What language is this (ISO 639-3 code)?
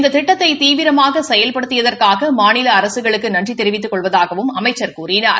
tam